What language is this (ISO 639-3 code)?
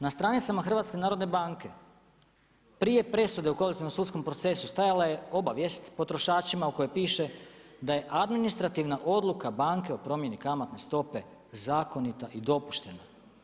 hrv